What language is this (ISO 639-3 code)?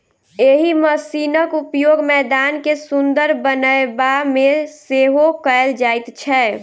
mai